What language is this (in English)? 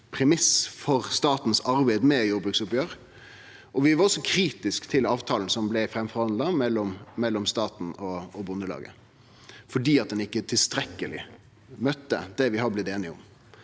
Norwegian